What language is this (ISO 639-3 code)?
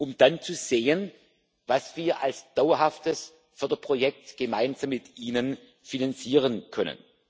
deu